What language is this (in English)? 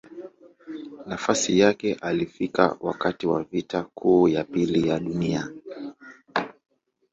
Swahili